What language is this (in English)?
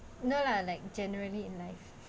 English